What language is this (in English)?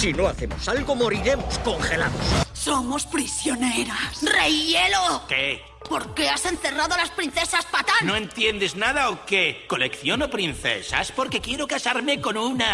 Spanish